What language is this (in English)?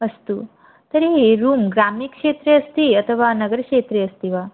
Sanskrit